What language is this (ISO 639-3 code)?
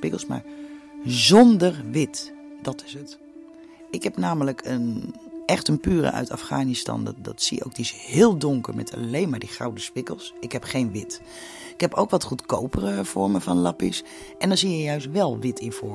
nld